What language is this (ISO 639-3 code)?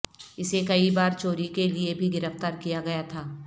urd